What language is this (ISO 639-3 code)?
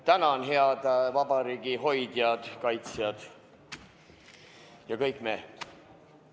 est